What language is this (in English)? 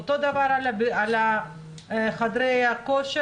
Hebrew